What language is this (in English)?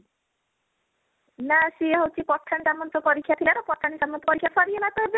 Odia